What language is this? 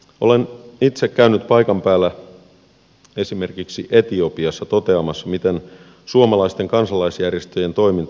Finnish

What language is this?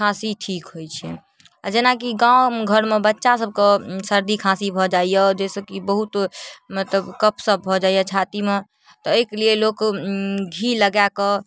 Maithili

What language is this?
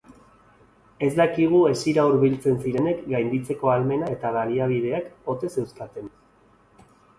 Basque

